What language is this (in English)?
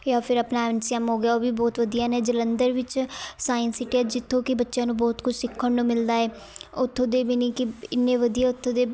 Punjabi